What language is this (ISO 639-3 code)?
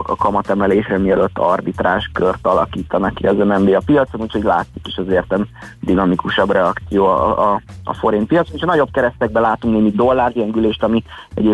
hun